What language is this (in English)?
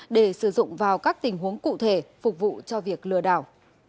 Vietnamese